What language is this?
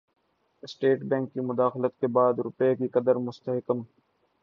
Urdu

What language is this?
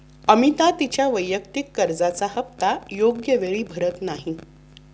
Marathi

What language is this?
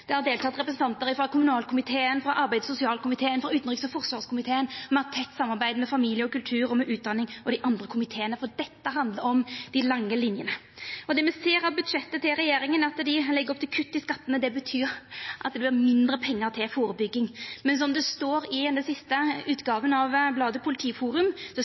Norwegian Nynorsk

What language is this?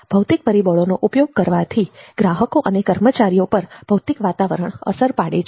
Gujarati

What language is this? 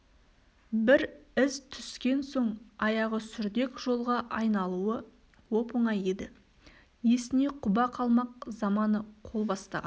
Kazakh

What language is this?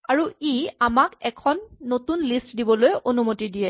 Assamese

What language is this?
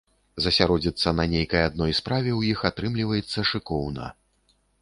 Belarusian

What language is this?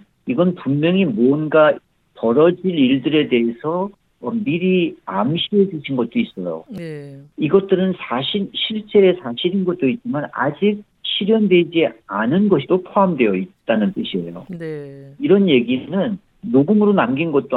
Korean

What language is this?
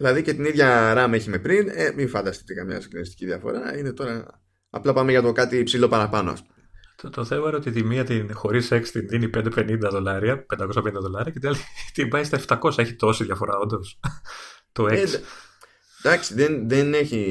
Greek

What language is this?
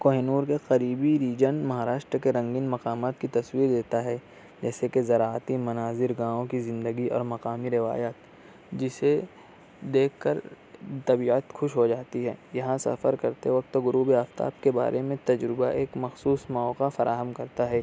Urdu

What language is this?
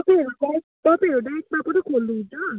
Nepali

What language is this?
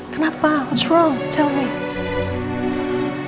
Indonesian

